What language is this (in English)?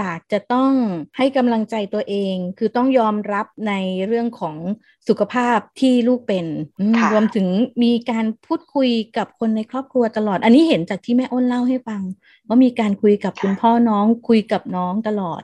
Thai